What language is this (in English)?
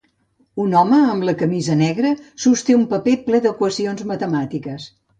Catalan